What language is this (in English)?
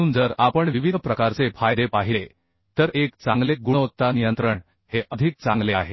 Marathi